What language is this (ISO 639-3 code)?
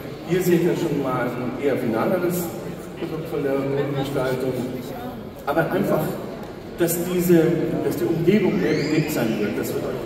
deu